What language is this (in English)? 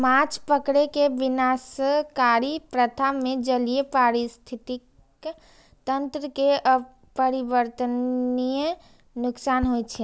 Maithili